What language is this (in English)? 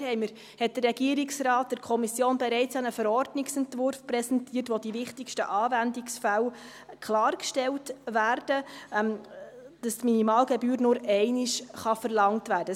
Swiss German